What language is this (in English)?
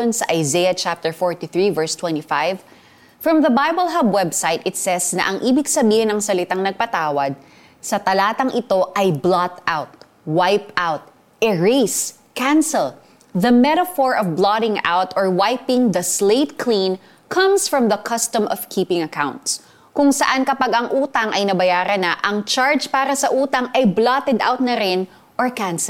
Filipino